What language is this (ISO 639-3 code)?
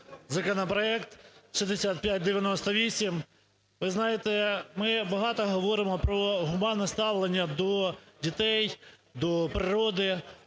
ukr